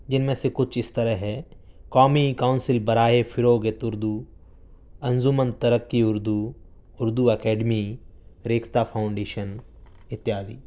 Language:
Urdu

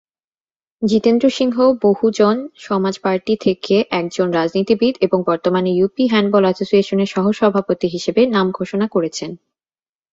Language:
Bangla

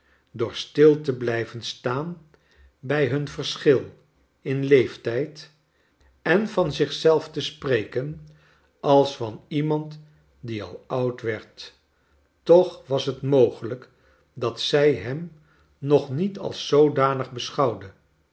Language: Dutch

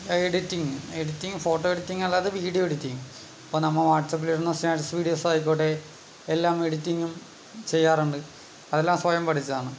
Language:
Malayalam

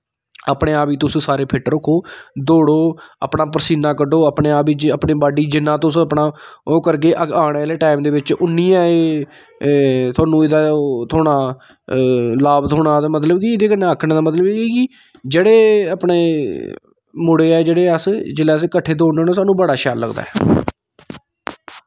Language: Dogri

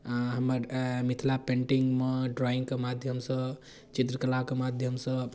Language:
Maithili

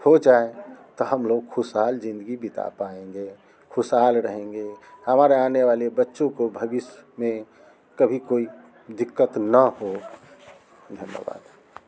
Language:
Hindi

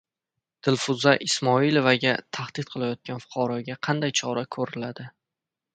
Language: Uzbek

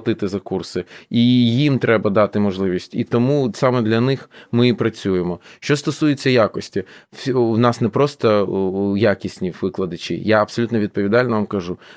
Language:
Ukrainian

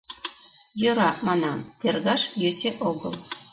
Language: Mari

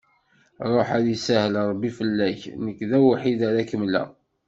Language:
Kabyle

